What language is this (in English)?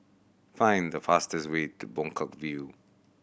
English